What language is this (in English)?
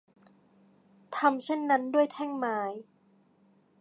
Thai